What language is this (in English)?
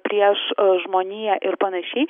Lithuanian